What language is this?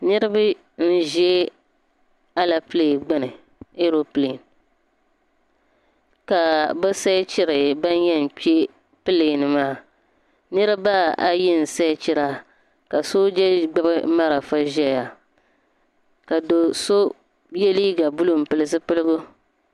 Dagbani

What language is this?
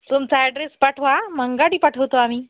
Marathi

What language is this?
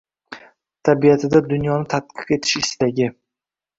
Uzbek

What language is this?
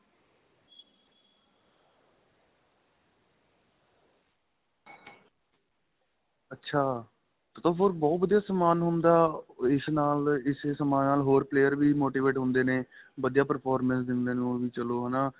Punjabi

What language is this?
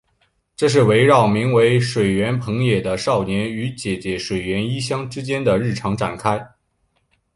Chinese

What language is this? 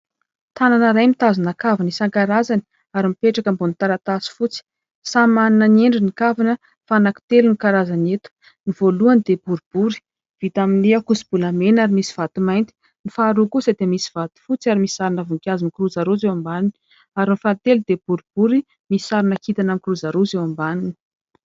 Malagasy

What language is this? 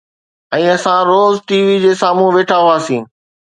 Sindhi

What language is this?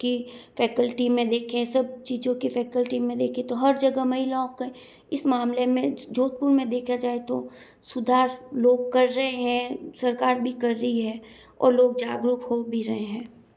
Hindi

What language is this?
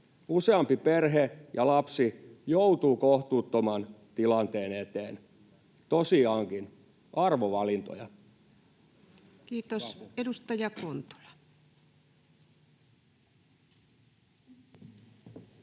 Finnish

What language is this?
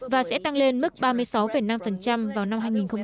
Vietnamese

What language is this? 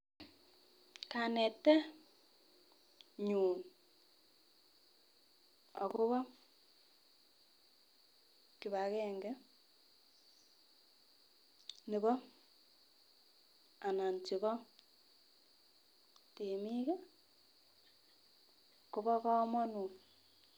Kalenjin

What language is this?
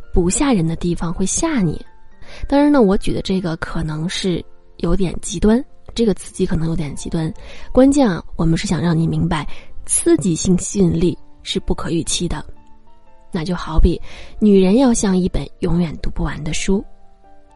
Chinese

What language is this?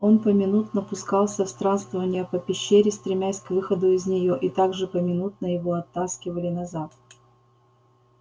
Russian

